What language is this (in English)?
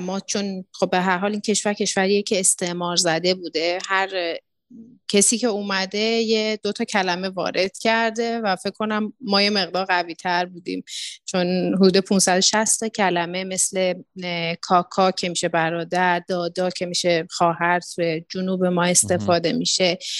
Persian